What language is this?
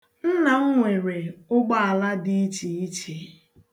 Igbo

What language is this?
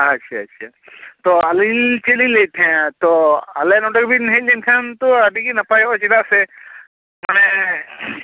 Santali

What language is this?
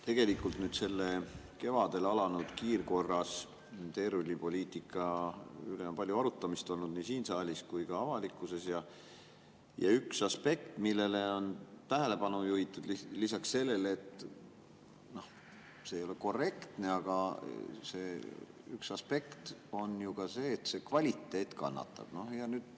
Estonian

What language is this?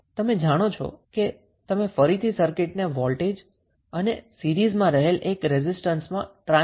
Gujarati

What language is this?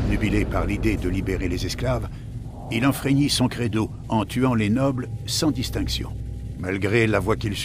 French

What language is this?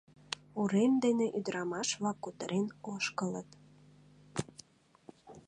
Mari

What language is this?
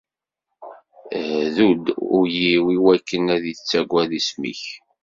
Kabyle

